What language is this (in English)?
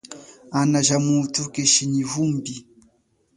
Chokwe